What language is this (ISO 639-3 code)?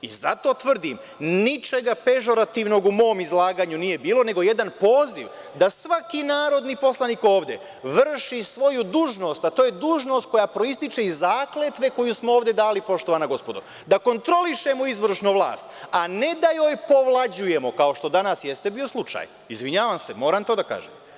srp